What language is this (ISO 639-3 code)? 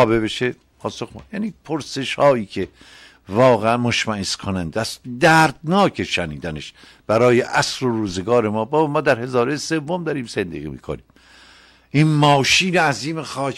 fas